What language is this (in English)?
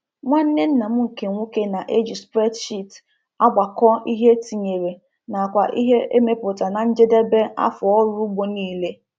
Igbo